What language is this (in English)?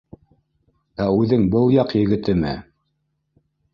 Bashkir